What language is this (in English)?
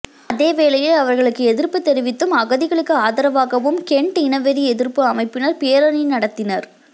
Tamil